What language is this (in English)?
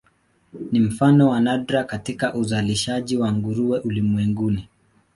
Swahili